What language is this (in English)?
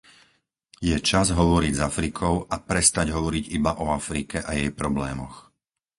Slovak